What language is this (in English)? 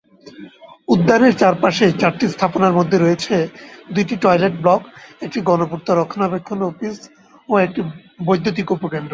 Bangla